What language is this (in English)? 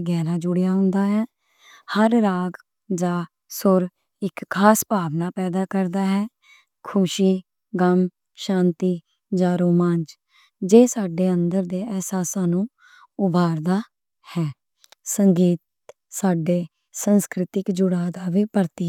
Western Panjabi